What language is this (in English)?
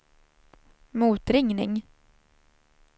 Swedish